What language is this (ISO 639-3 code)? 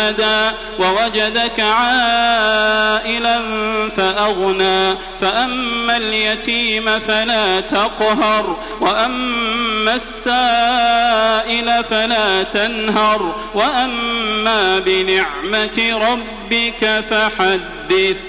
ara